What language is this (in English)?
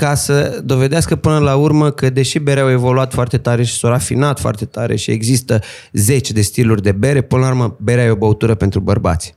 Romanian